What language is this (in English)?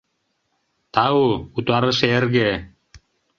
Mari